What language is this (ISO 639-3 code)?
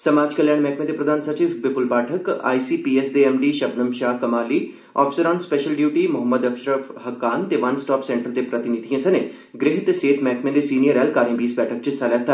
doi